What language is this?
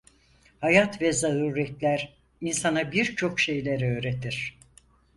Turkish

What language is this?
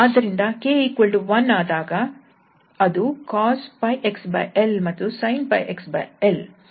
Kannada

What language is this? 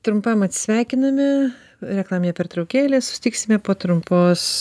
Lithuanian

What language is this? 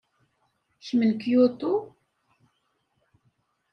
Kabyle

